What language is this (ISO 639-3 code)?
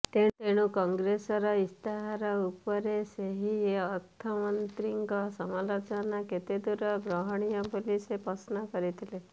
ori